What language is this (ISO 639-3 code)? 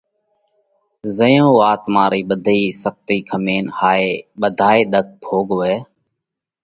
kvx